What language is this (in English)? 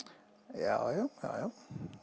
Icelandic